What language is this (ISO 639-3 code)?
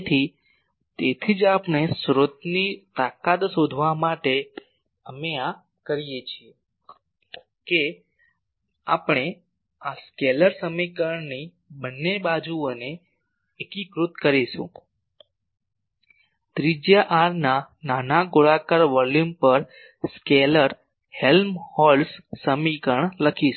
guj